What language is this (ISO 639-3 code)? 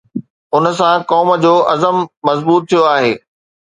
snd